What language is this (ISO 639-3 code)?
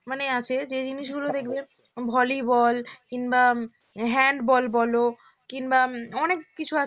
ben